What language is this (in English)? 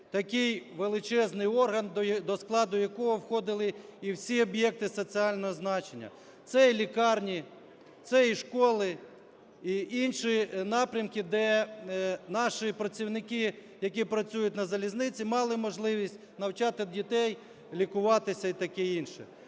Ukrainian